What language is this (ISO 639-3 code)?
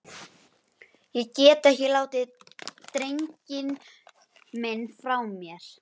isl